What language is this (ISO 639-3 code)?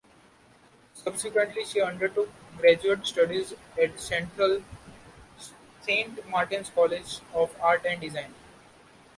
eng